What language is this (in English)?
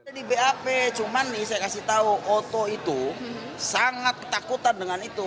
Indonesian